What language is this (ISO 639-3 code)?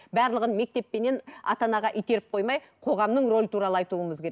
kaz